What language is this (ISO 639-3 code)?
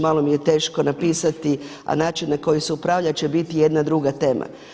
hrv